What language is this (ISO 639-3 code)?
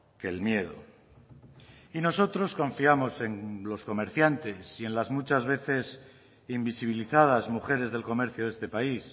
spa